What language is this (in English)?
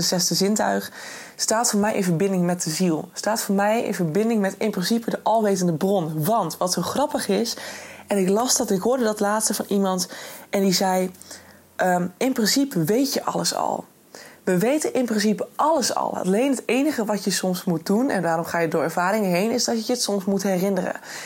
Dutch